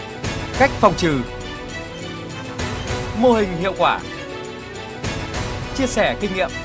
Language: Vietnamese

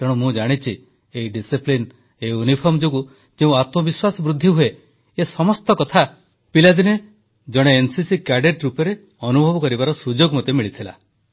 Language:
Odia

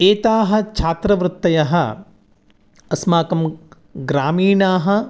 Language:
Sanskrit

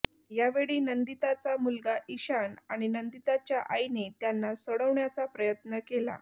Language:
Marathi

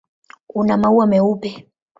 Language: Swahili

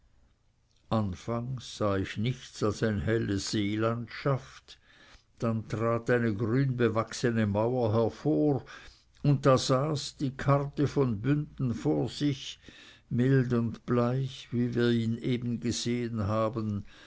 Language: German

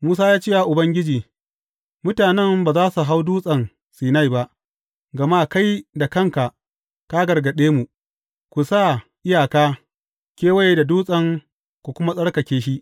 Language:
Hausa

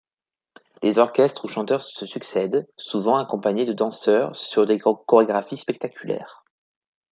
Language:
French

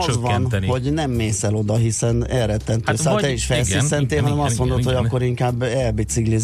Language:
Hungarian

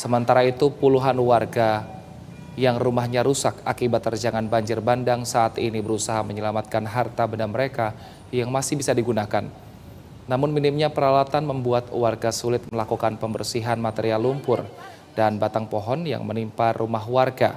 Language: Indonesian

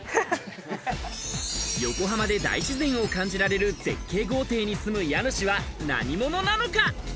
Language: Japanese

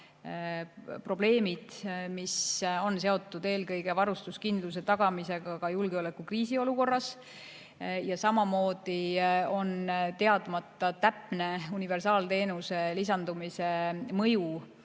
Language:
Estonian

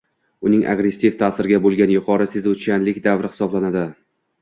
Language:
Uzbek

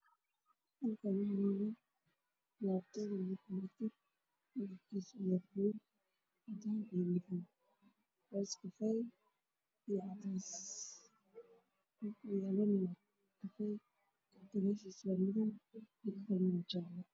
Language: Somali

